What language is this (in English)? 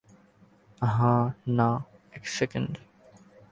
Bangla